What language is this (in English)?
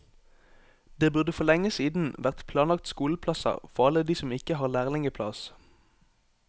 Norwegian